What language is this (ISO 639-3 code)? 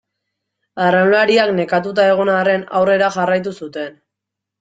eus